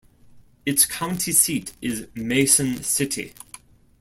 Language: English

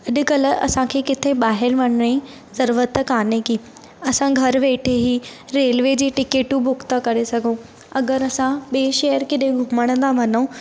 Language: Sindhi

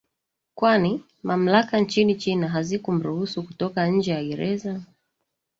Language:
Swahili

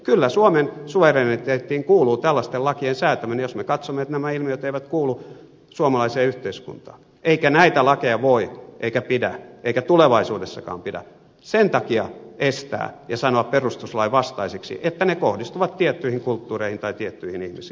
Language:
Finnish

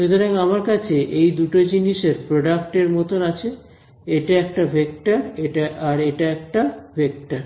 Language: Bangla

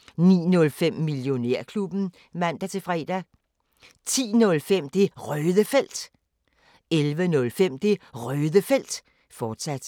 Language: Danish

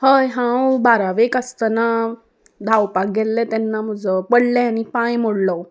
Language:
Konkani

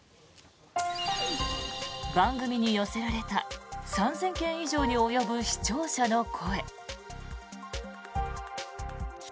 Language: Japanese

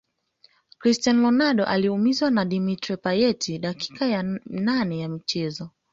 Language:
Swahili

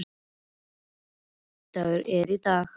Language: Icelandic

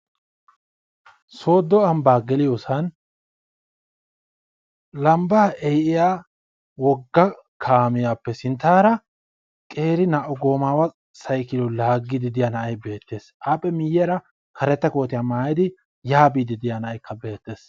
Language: Wolaytta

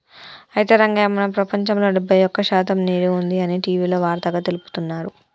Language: Telugu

